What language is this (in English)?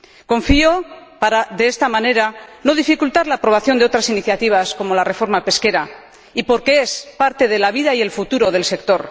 Spanish